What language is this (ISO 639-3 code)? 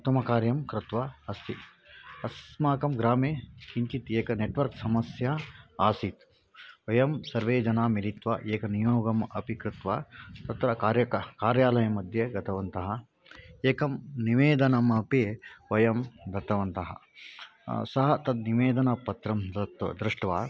san